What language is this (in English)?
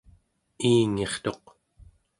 Central Yupik